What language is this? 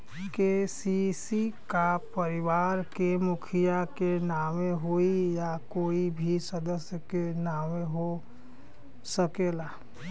Bhojpuri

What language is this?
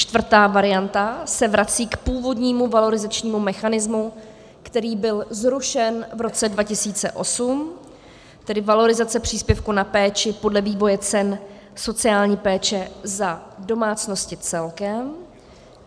Czech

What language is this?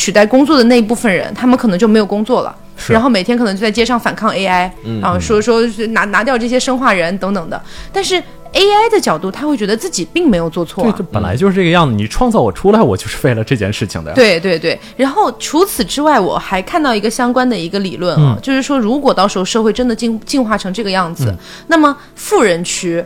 Chinese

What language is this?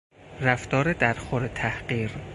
Persian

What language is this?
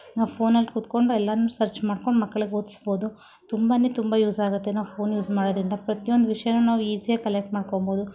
Kannada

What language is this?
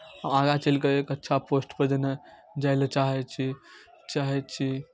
Maithili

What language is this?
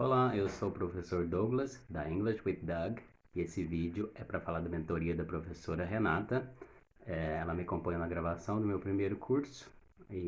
Portuguese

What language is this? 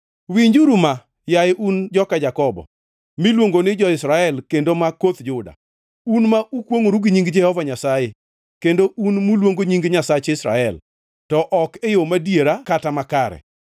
Luo (Kenya and Tanzania)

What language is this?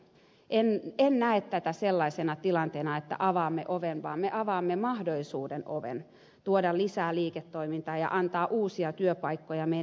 Finnish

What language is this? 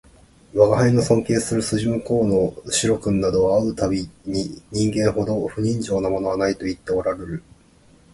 Japanese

